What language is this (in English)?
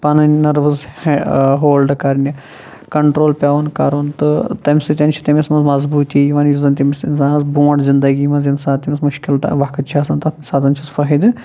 Kashmiri